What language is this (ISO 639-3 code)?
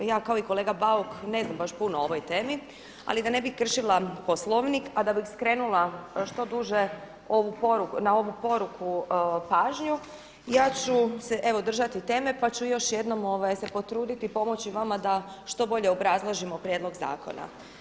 hrv